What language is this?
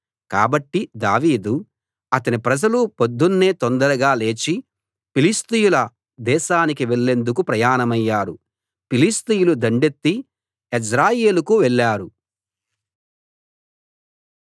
Telugu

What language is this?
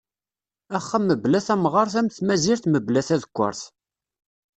Kabyle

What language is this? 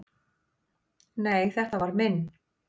Icelandic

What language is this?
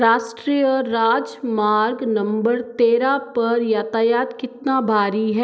Hindi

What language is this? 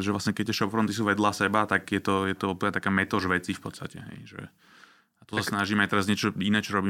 Slovak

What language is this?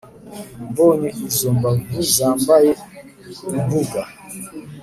Kinyarwanda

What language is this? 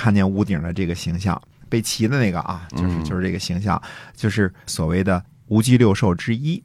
Chinese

